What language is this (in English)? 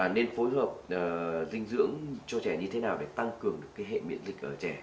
Vietnamese